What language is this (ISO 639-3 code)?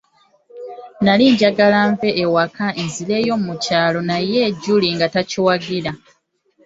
lug